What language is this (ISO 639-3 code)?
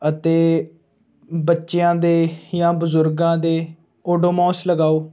pan